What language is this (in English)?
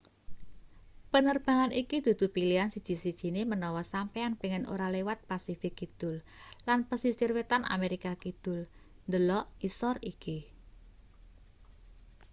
Javanese